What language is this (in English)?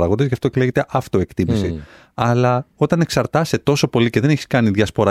Greek